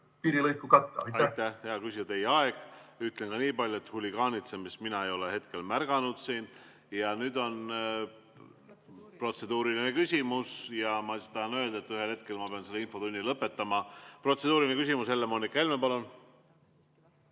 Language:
Estonian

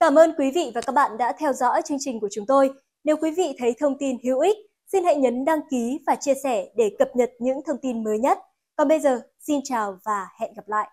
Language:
Vietnamese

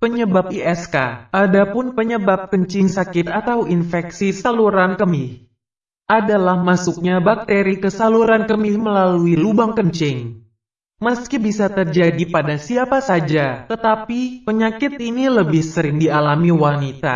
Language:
Indonesian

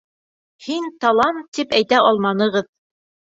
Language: Bashkir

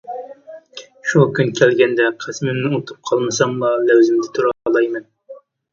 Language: Uyghur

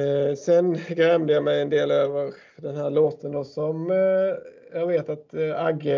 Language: Swedish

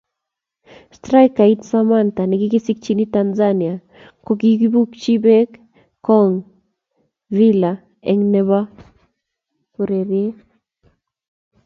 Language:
Kalenjin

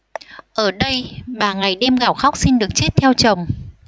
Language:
Vietnamese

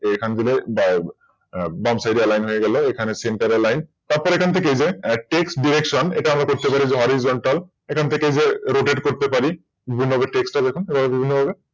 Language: Bangla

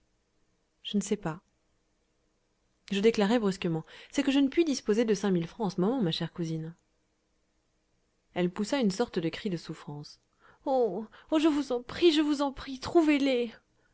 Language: French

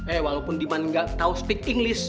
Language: Indonesian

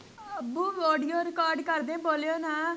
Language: Punjabi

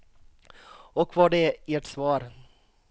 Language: Swedish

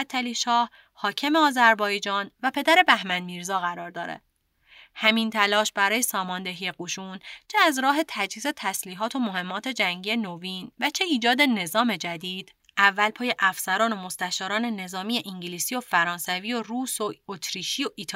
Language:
Persian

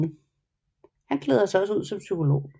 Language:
Danish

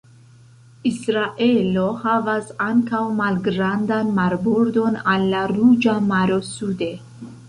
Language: Esperanto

